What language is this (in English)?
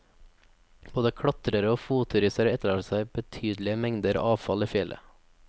Norwegian